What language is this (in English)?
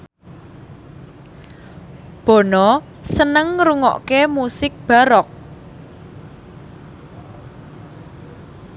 Javanese